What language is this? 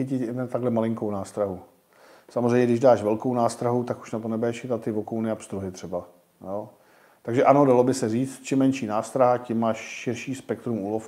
Czech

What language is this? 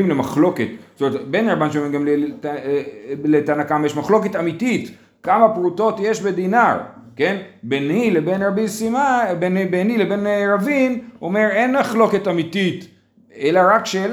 Hebrew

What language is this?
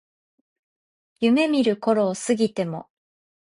Japanese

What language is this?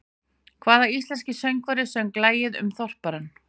Icelandic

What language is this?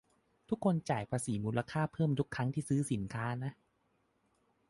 Thai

